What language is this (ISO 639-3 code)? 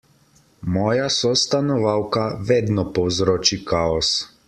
slv